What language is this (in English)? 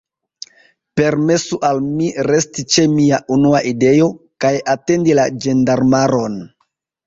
Esperanto